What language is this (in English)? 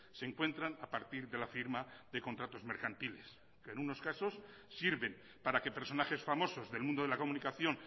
Spanish